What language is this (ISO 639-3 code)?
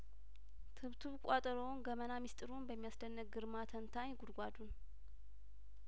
amh